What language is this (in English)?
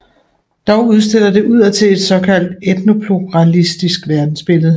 Danish